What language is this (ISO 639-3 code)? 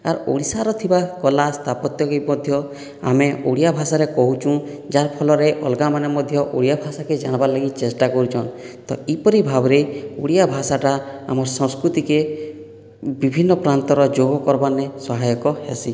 ori